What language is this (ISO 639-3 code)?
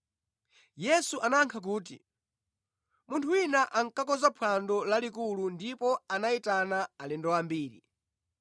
nya